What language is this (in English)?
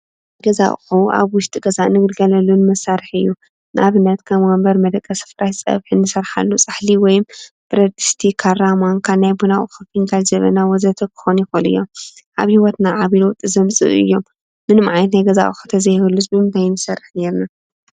Tigrinya